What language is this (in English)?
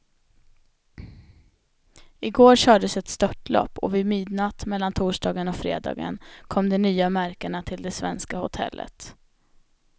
Swedish